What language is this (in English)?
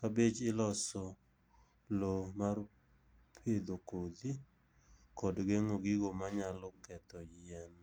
Luo (Kenya and Tanzania)